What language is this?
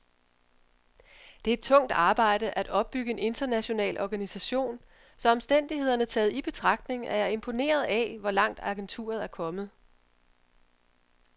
Danish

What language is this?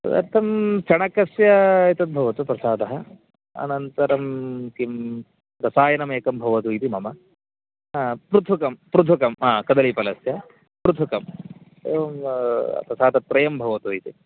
Sanskrit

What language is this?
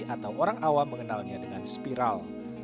Indonesian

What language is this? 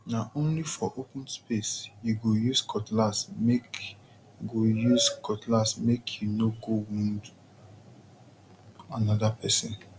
Nigerian Pidgin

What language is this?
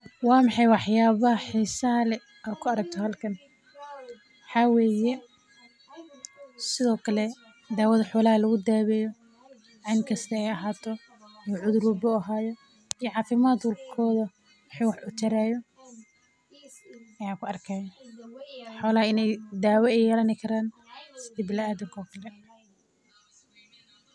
Somali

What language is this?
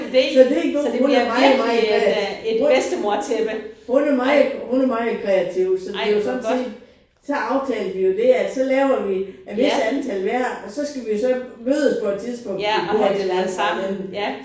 Danish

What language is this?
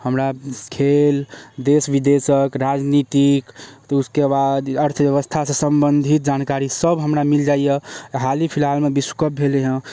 Maithili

